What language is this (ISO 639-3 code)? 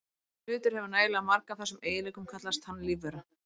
isl